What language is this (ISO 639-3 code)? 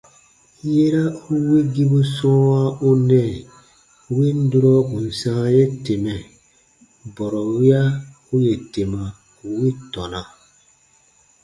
bba